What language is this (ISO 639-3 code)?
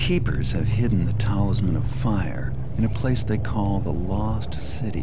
eng